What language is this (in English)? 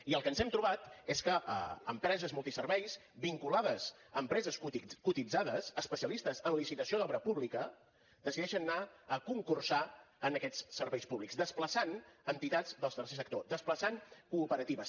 Catalan